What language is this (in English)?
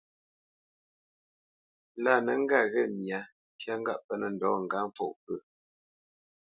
Bamenyam